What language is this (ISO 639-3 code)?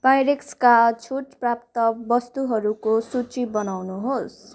nep